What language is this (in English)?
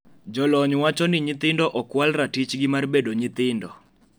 Luo (Kenya and Tanzania)